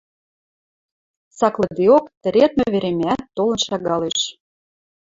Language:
Western Mari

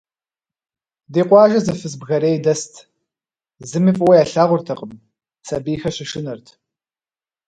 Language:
Kabardian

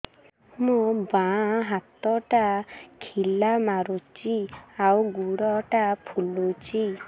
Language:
Odia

